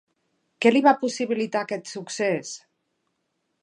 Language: Catalan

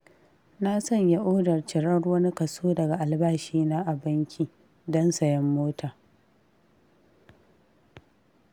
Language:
Hausa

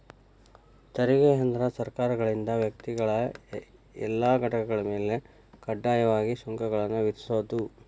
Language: Kannada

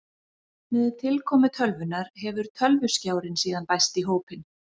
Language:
Icelandic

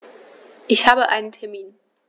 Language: German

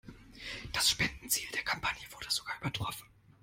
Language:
German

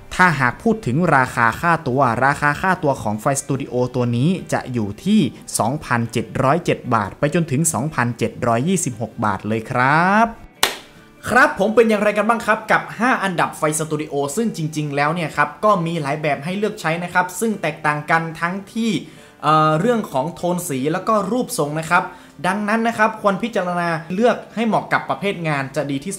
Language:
Thai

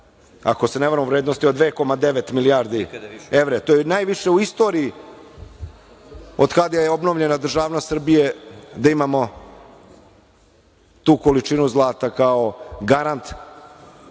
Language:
Serbian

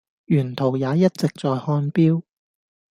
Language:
Cantonese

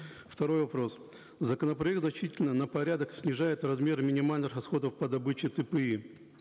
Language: Kazakh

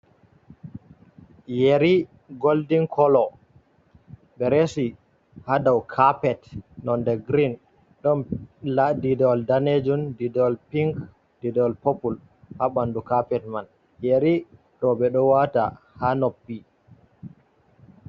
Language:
Fula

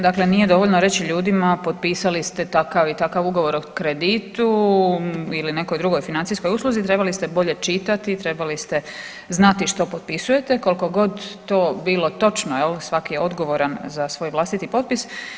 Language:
Croatian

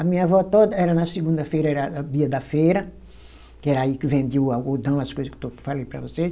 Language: Portuguese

